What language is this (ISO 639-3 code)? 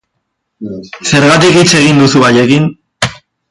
eus